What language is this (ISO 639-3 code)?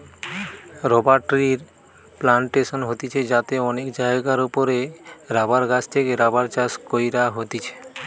ben